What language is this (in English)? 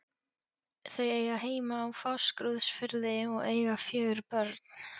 Icelandic